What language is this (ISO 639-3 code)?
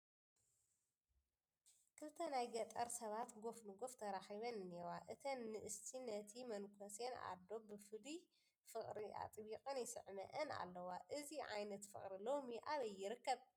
tir